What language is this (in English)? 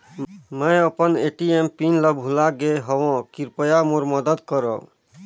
Chhattisgarhi